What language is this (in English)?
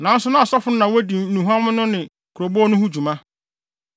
Akan